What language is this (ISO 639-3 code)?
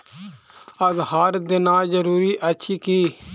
mai